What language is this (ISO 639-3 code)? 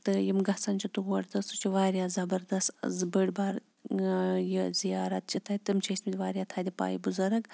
kas